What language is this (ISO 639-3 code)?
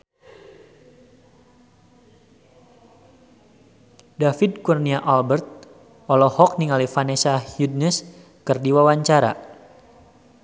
sun